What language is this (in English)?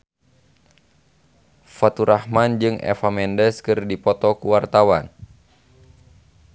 Sundanese